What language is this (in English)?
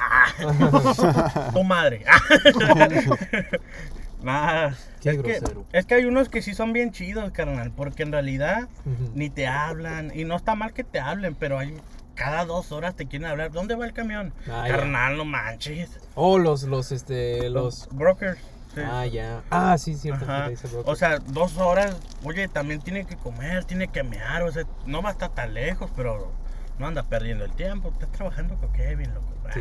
Spanish